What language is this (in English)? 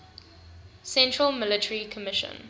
English